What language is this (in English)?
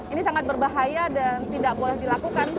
Indonesian